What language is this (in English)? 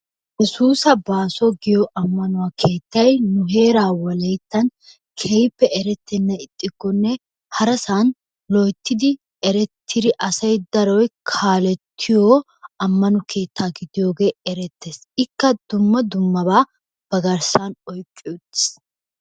Wolaytta